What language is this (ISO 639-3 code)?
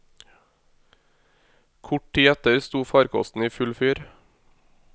nor